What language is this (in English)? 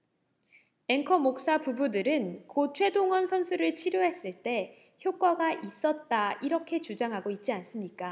Korean